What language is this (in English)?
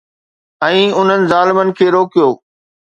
Sindhi